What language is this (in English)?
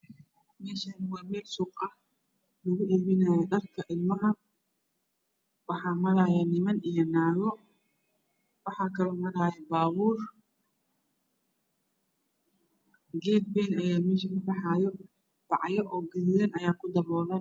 Somali